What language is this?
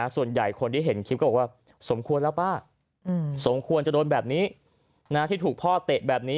Thai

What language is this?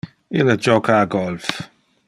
Interlingua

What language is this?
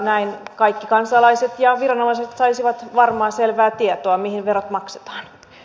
Finnish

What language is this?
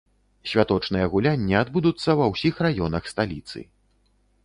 Belarusian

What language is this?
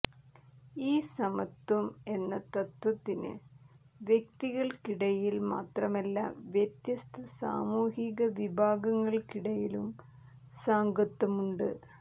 Malayalam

